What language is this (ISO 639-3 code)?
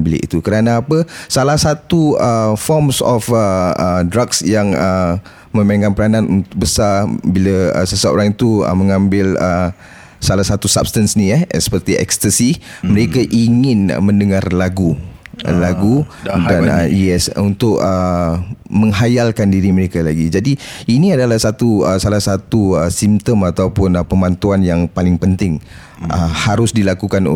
msa